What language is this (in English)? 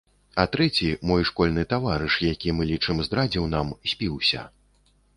Belarusian